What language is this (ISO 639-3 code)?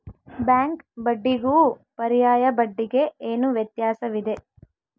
kan